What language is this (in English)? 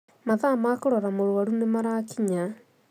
Kikuyu